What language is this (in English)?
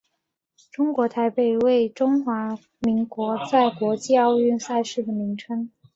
Chinese